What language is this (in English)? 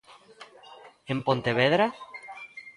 Galician